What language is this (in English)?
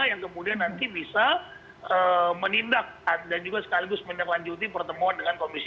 Indonesian